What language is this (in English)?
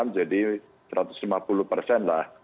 Indonesian